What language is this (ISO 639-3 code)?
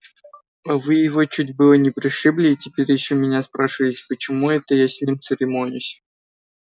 rus